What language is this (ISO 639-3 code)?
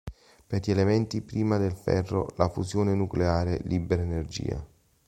ita